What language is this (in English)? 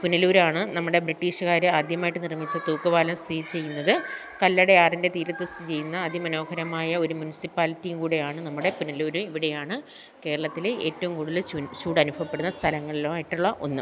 Malayalam